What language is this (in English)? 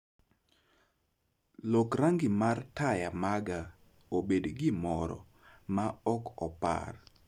Luo (Kenya and Tanzania)